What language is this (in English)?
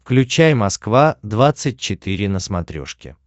Russian